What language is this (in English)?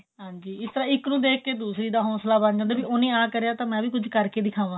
Punjabi